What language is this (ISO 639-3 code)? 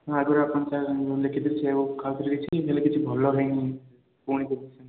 ori